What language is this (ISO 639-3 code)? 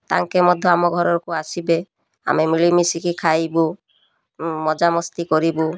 ori